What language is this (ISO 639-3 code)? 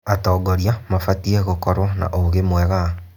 kik